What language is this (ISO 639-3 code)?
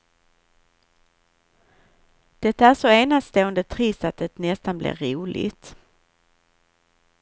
swe